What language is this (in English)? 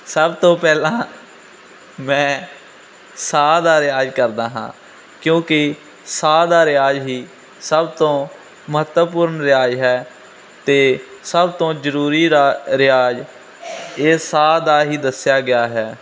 Punjabi